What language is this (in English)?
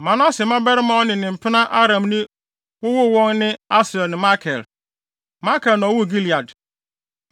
Akan